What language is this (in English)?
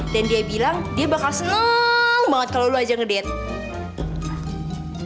Indonesian